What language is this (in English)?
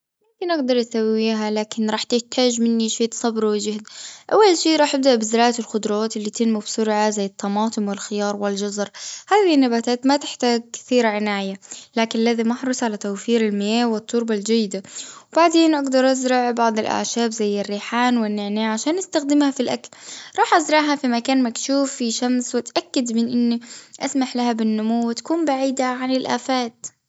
Gulf Arabic